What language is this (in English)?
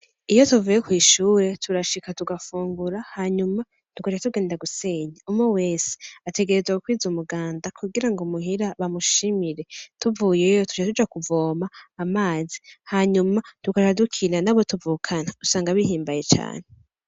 Rundi